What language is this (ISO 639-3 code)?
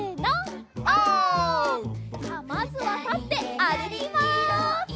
jpn